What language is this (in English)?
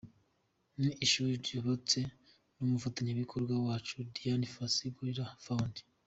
Kinyarwanda